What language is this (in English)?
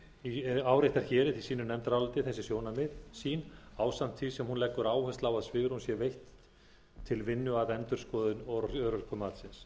Icelandic